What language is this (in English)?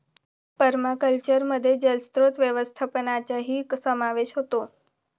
Marathi